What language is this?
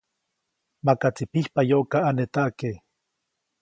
Copainalá Zoque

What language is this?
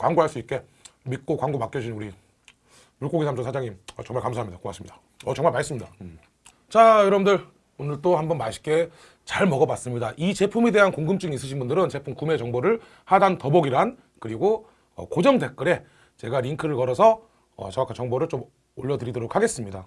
Korean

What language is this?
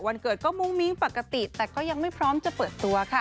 Thai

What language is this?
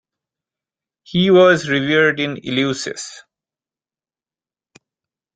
English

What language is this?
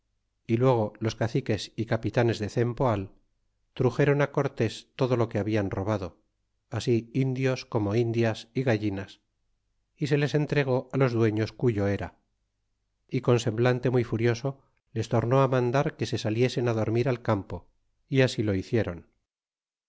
Spanish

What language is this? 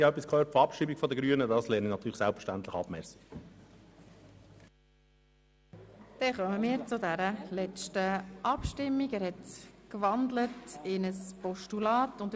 Swiss German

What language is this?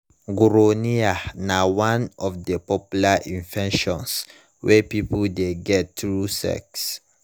Nigerian Pidgin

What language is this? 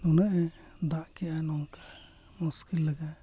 Santali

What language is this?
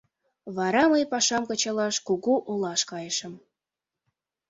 Mari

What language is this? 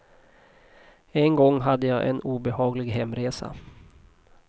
Swedish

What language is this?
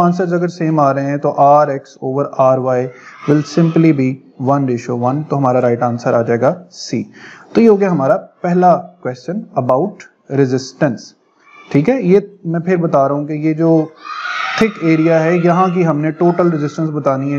Hindi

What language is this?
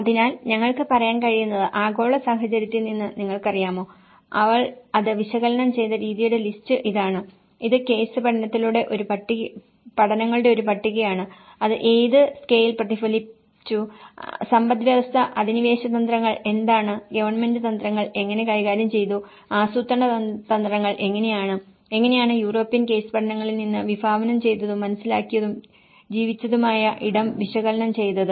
Malayalam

